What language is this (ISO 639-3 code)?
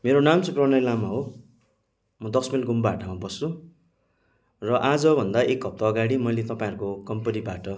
nep